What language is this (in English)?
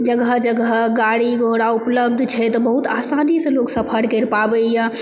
Maithili